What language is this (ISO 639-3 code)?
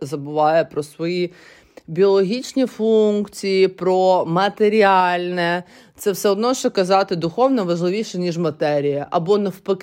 ukr